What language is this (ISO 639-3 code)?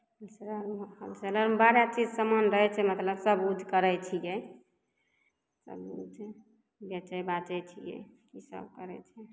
mai